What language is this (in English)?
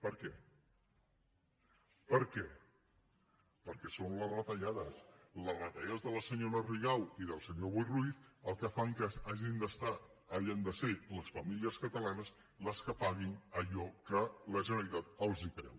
Catalan